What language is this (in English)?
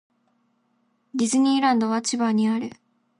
Japanese